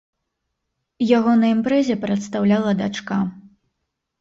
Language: Belarusian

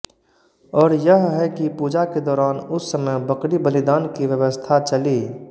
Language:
Hindi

